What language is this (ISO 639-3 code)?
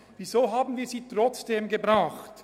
gsw